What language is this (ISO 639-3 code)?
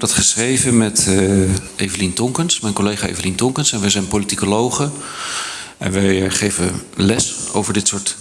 nld